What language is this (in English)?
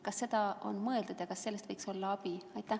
Estonian